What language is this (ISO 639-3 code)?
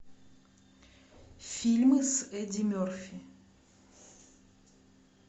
rus